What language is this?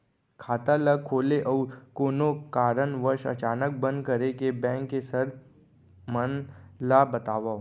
Chhattisgarhi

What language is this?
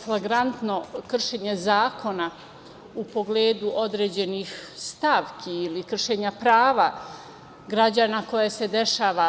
Serbian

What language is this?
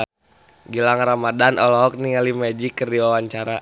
Sundanese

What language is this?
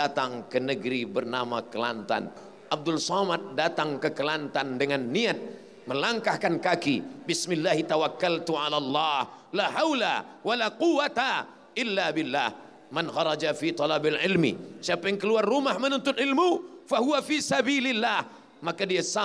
Malay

